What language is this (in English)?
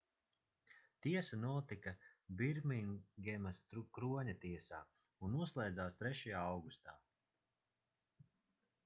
Latvian